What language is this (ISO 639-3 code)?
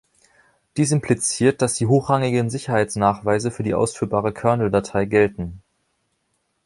deu